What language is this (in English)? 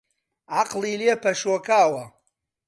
Central Kurdish